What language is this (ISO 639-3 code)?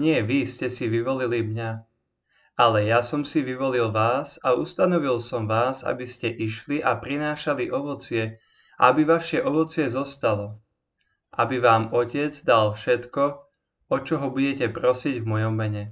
slk